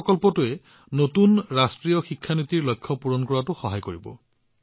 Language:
Assamese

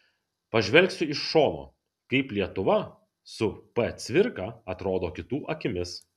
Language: Lithuanian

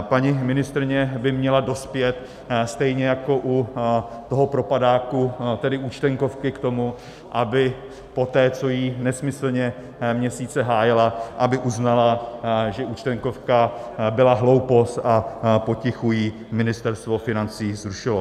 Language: Czech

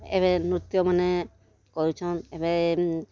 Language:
Odia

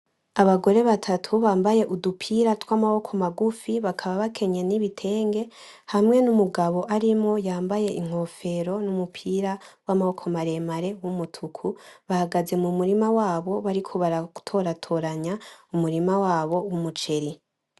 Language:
Rundi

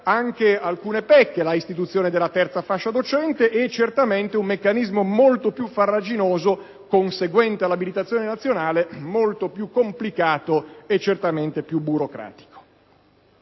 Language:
Italian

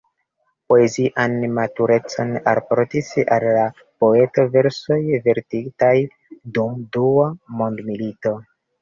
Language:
Esperanto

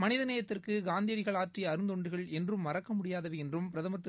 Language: Tamil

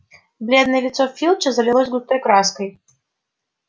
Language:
Russian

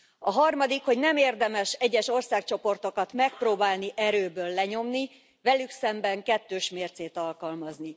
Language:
Hungarian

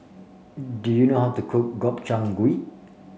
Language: English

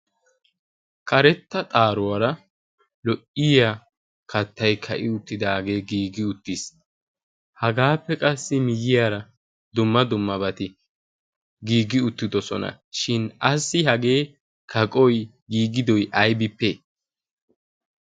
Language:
Wolaytta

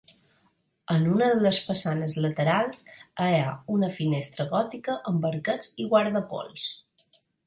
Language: Catalan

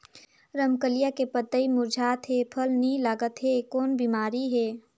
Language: Chhattisgarhi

